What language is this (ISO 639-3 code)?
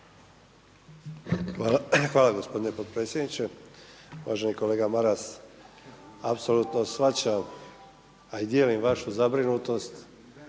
hrv